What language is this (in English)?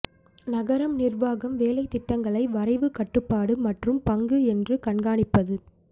Tamil